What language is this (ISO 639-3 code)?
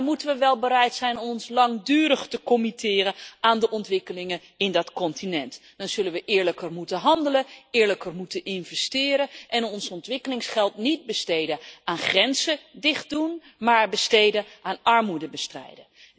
nld